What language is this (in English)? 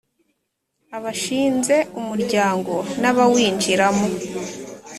Kinyarwanda